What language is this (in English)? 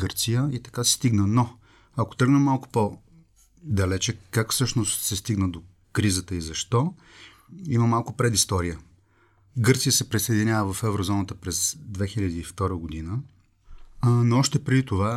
Bulgarian